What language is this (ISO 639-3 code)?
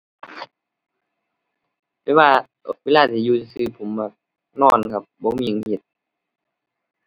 tha